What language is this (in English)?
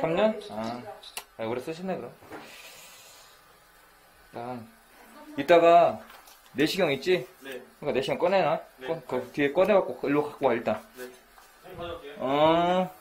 Korean